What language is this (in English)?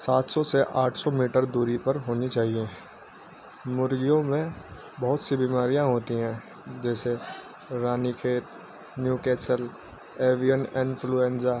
Urdu